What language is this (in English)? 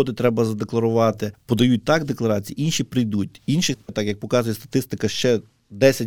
Ukrainian